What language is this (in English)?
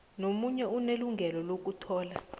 South Ndebele